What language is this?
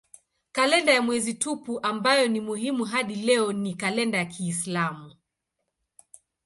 Swahili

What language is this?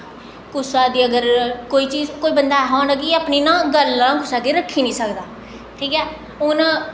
Dogri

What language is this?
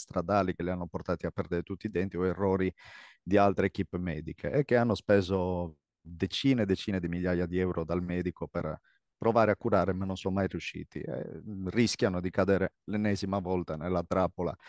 Italian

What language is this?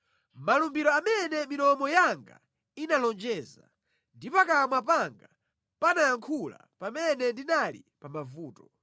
Nyanja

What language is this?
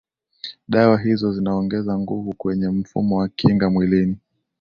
Swahili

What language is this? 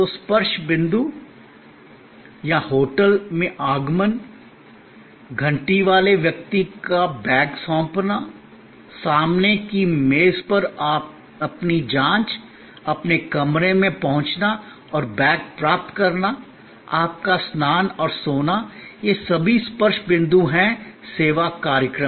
Hindi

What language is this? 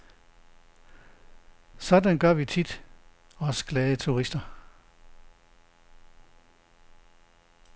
Danish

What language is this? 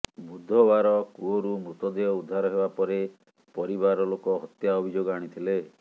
Odia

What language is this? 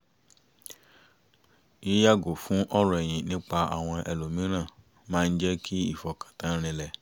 Yoruba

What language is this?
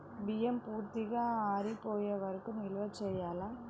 Telugu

